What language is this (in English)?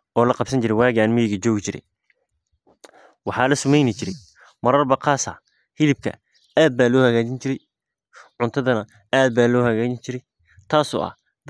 Somali